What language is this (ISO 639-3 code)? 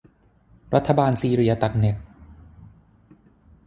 tha